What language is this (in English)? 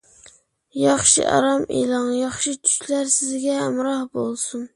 Uyghur